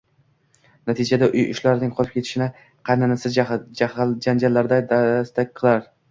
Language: Uzbek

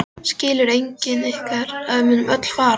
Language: Icelandic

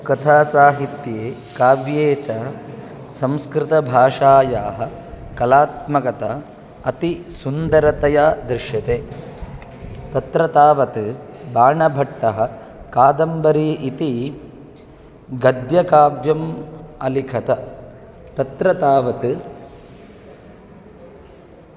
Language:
Sanskrit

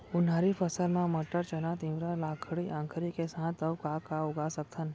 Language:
Chhattisgarhi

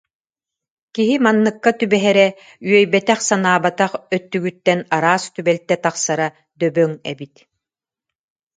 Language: Yakut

